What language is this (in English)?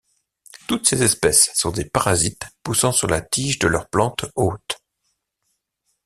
French